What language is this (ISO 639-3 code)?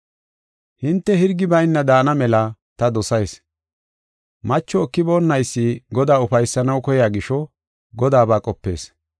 gof